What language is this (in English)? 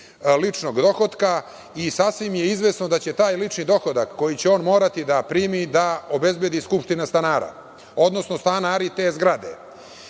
Serbian